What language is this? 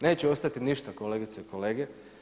Croatian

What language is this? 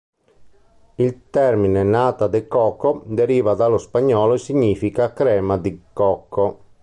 Italian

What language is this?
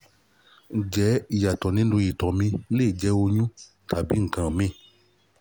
Yoruba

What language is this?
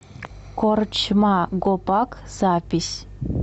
Russian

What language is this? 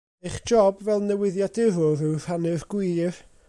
Welsh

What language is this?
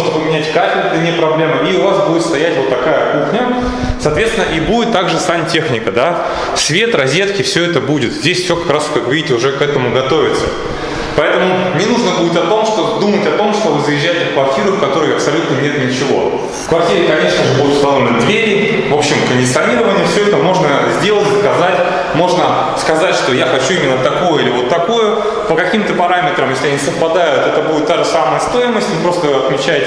Russian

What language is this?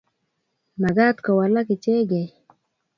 Kalenjin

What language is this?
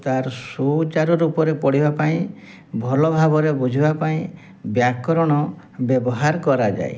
Odia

